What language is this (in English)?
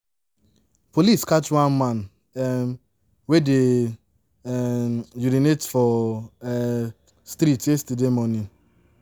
Nigerian Pidgin